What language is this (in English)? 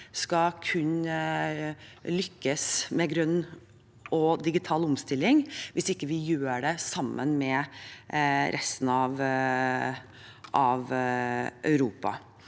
Norwegian